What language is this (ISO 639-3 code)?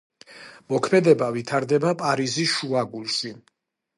kat